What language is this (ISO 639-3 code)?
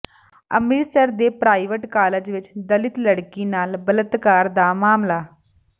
pan